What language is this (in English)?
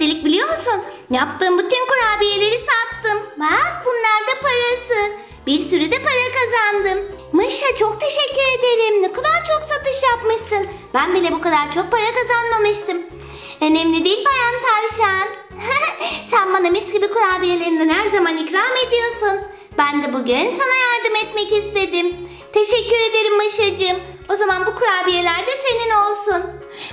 Turkish